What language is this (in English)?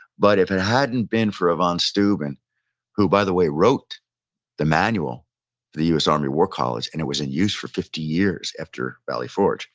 English